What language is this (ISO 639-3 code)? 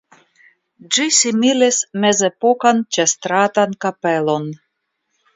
epo